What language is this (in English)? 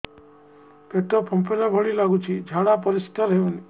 Odia